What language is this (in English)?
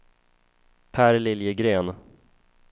Swedish